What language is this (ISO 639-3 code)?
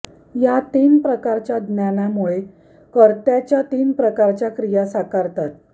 mar